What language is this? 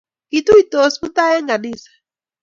Kalenjin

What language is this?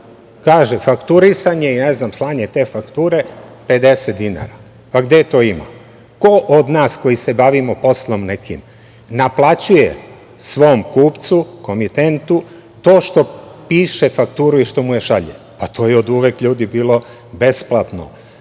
Serbian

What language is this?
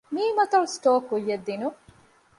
Divehi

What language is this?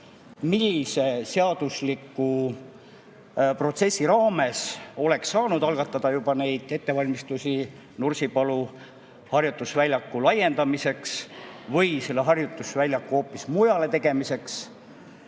Estonian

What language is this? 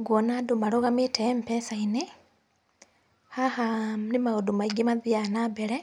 Kikuyu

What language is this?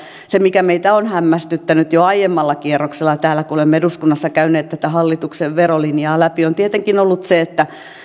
Finnish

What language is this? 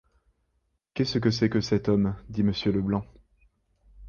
French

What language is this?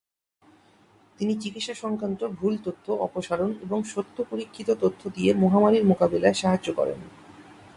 Bangla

